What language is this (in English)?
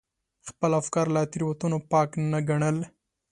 Pashto